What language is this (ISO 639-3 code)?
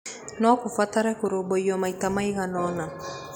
kik